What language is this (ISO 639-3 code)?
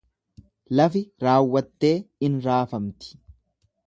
orm